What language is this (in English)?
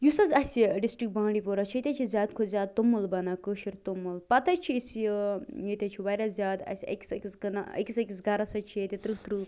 Kashmiri